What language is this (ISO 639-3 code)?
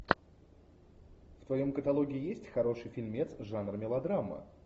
rus